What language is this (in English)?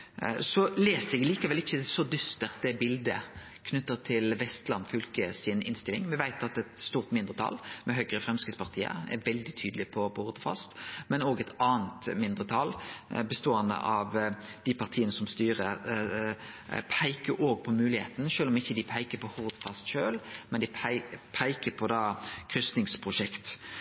Norwegian Nynorsk